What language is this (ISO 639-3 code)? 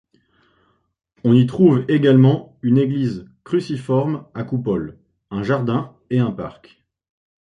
fra